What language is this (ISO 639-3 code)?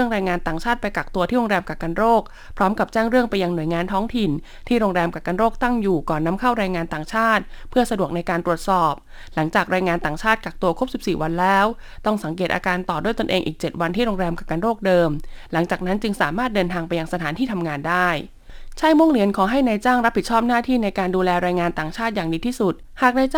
tha